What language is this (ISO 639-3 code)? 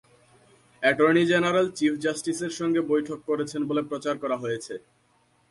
ben